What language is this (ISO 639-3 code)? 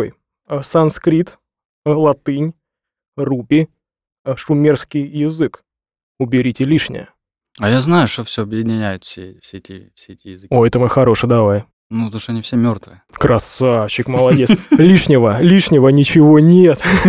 rus